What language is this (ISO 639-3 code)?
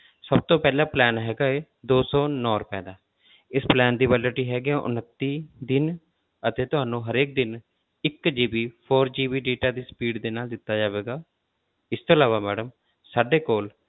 pan